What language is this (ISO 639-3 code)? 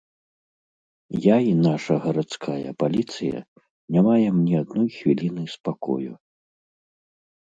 bel